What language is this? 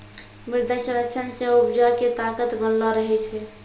Maithili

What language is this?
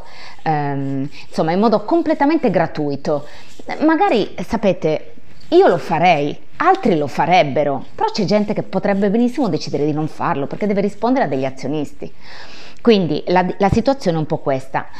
Italian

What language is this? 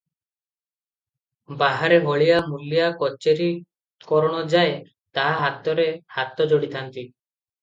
Odia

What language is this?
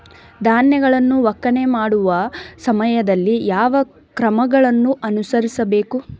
Kannada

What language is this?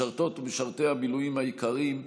Hebrew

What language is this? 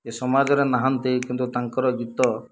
Odia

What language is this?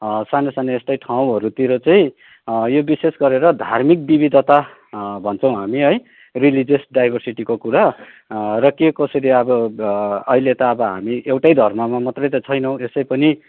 Nepali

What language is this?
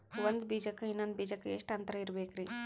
Kannada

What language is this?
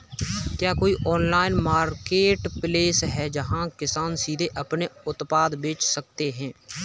Hindi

